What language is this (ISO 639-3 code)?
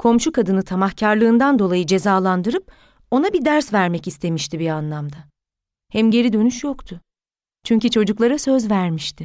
tur